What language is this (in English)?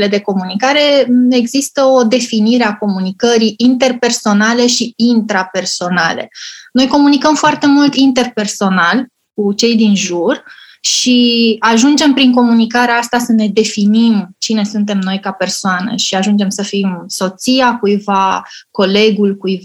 Romanian